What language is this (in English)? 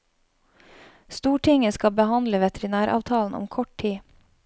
Norwegian